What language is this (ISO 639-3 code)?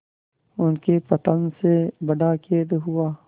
hin